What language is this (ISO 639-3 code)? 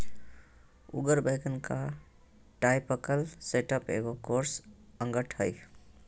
mag